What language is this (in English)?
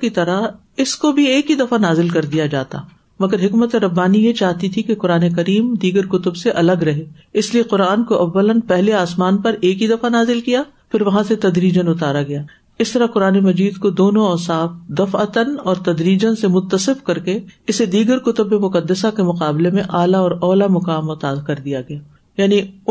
Urdu